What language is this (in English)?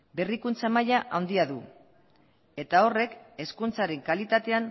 Basque